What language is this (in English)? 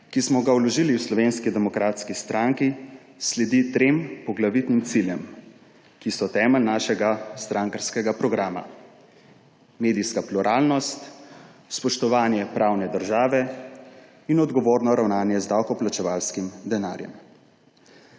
Slovenian